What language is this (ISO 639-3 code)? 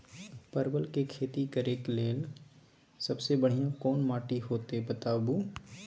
mai